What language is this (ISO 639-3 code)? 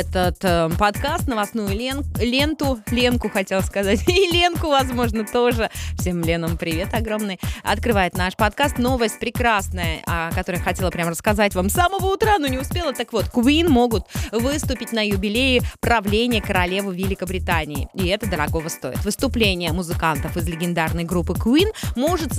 rus